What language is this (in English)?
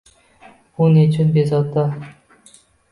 Uzbek